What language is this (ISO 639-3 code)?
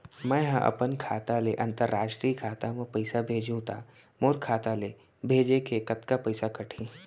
hne